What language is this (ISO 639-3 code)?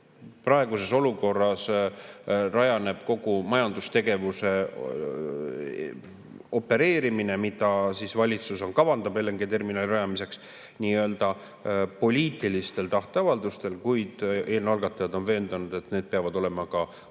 est